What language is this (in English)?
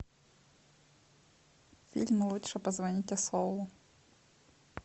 Russian